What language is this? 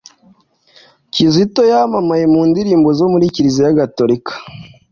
Kinyarwanda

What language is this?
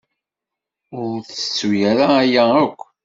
Kabyle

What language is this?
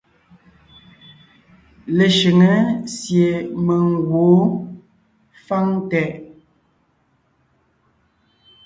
Ngiemboon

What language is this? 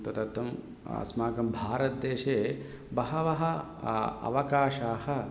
Sanskrit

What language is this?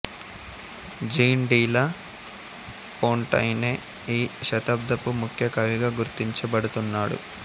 Telugu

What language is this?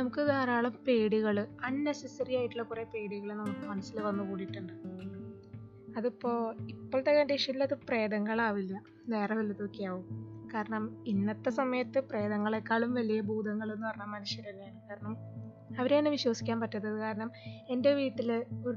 Malayalam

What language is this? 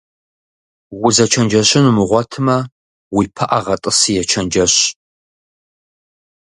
Kabardian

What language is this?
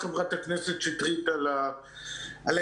Hebrew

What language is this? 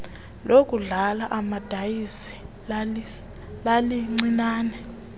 Xhosa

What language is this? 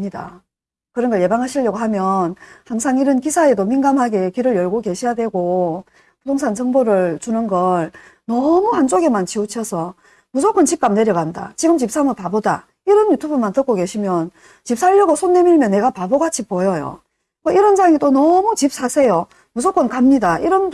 Korean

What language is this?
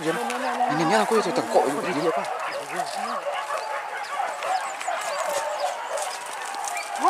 Arabic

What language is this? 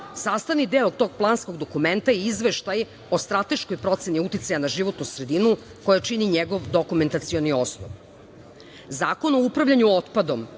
Serbian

